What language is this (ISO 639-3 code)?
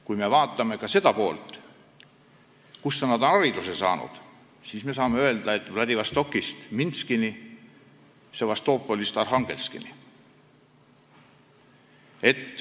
est